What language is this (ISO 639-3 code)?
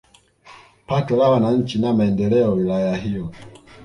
swa